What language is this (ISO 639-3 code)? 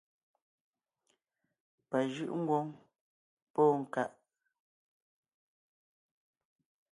nnh